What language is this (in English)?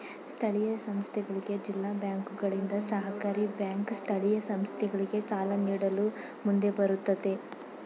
Kannada